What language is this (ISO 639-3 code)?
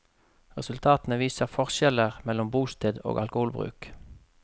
nor